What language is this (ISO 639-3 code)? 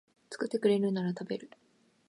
jpn